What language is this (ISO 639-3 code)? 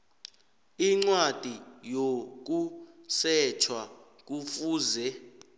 nbl